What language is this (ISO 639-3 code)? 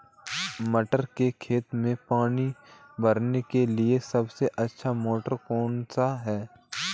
hin